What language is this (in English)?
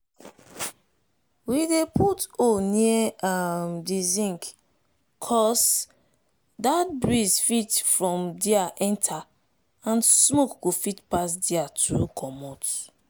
Nigerian Pidgin